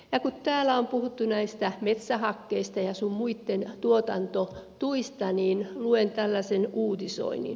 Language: Finnish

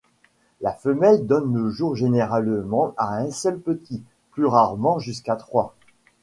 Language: French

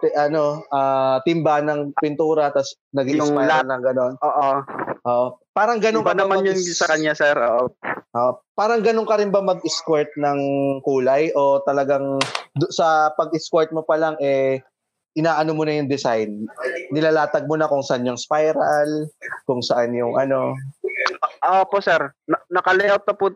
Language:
Filipino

